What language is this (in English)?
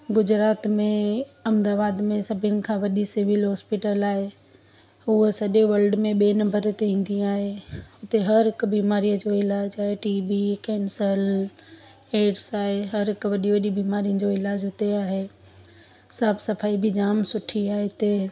Sindhi